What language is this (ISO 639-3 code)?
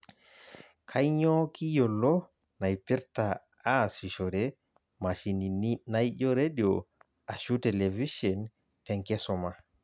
mas